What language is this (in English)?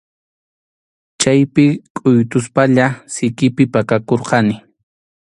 Arequipa-La Unión Quechua